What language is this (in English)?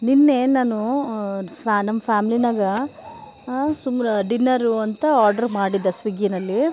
Kannada